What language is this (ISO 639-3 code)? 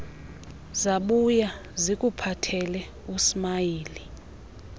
xho